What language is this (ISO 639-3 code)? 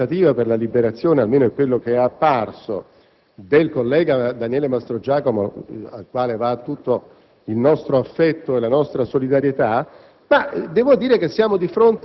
ita